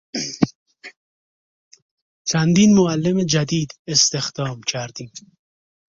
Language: Persian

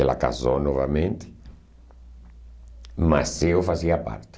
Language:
Portuguese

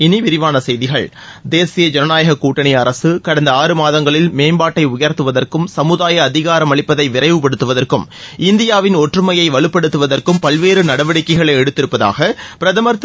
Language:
Tamil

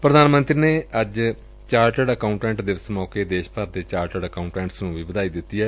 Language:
Punjabi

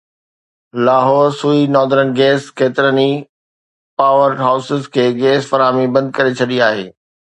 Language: Sindhi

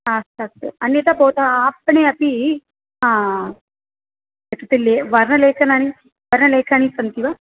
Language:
Sanskrit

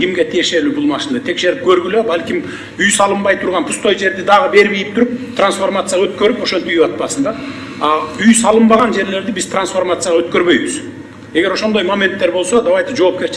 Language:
Turkish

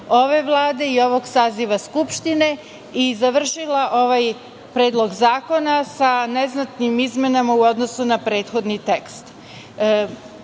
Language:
Serbian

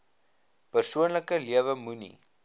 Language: Afrikaans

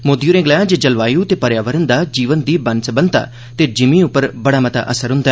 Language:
Dogri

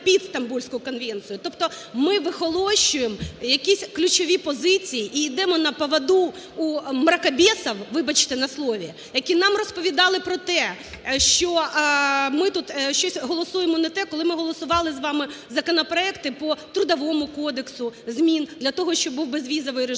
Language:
Ukrainian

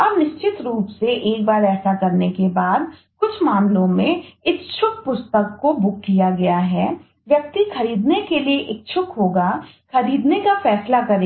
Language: Hindi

